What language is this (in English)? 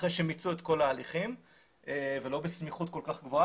Hebrew